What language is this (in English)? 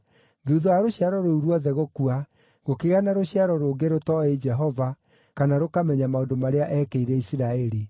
Kikuyu